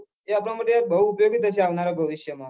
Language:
Gujarati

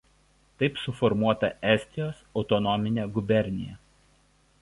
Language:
Lithuanian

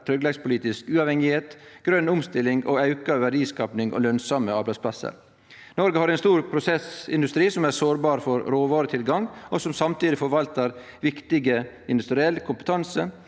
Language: Norwegian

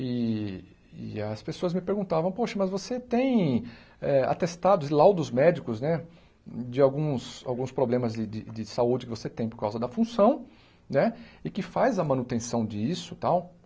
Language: Portuguese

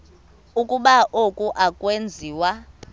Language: Xhosa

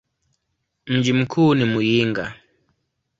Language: Swahili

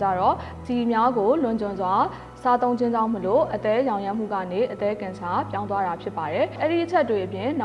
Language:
Korean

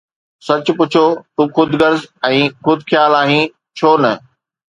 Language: Sindhi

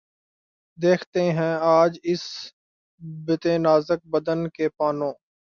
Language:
Urdu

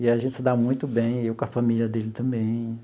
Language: Portuguese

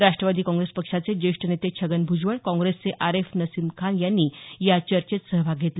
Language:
Marathi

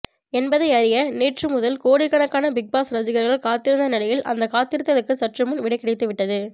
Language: Tamil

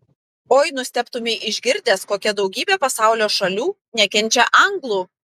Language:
Lithuanian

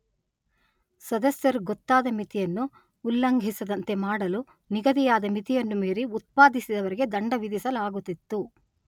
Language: Kannada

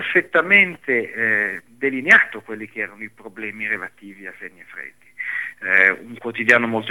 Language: Italian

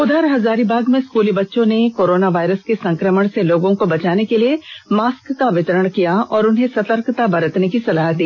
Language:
Hindi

